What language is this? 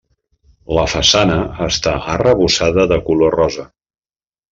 Catalan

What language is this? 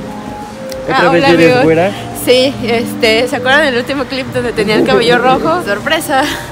Spanish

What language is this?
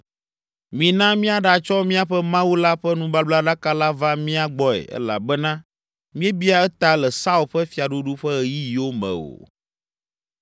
Ewe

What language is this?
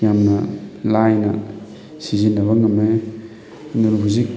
Manipuri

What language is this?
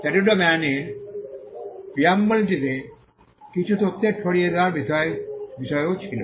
Bangla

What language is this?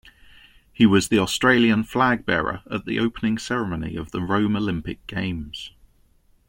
English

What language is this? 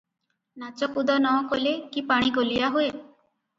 Odia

